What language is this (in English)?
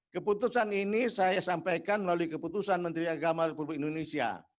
Indonesian